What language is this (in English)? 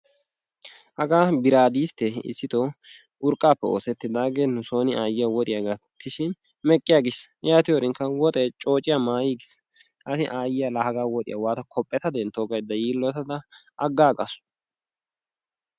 Wolaytta